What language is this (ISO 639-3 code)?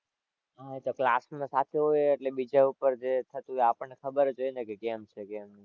guj